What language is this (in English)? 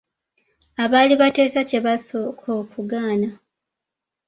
Ganda